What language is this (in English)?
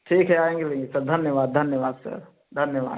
Hindi